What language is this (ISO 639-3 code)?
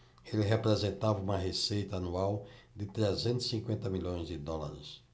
por